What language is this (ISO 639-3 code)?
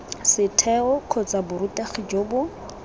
tsn